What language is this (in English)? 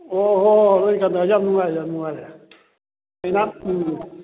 Manipuri